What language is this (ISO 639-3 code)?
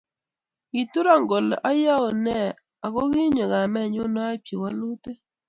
kln